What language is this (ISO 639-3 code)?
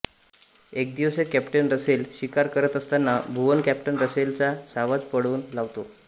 mar